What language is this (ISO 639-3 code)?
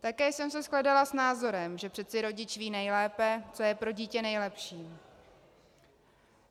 ces